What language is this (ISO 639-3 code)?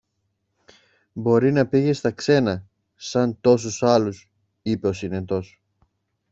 ell